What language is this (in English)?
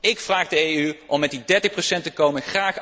Dutch